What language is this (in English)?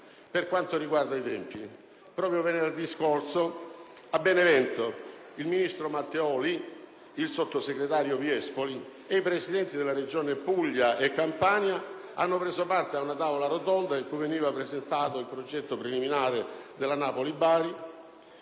Italian